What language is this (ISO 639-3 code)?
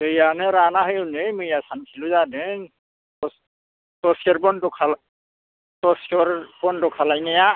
brx